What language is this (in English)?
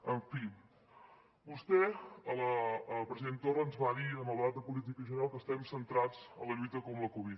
Catalan